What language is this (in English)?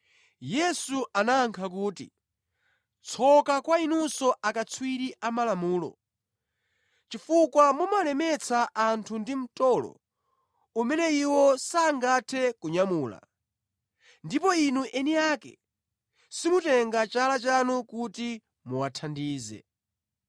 Nyanja